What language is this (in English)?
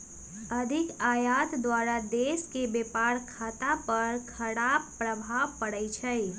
Magahi